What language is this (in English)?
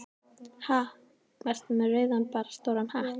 Icelandic